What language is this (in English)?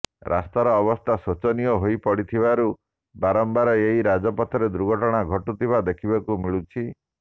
Odia